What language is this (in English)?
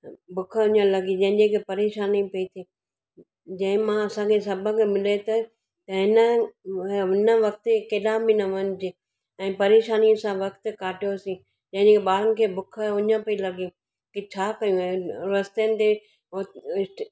Sindhi